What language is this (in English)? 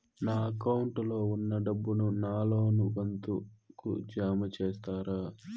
Telugu